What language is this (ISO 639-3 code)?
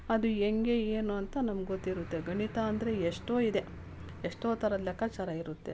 kan